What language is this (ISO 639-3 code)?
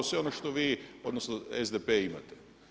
hrv